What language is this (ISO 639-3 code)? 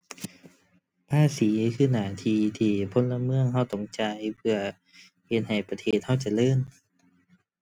tha